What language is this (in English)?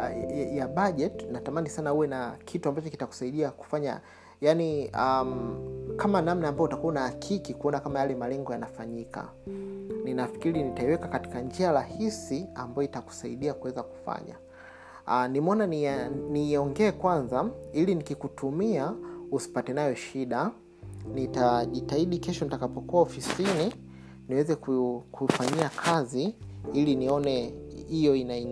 Swahili